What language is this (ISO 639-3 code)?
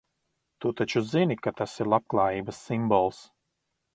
lav